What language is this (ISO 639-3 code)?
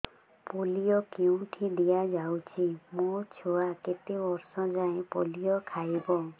ori